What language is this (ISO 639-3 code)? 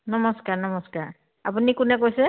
asm